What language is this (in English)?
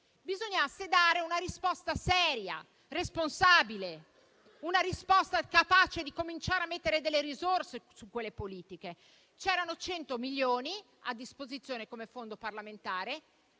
Italian